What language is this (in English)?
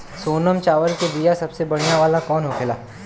Bhojpuri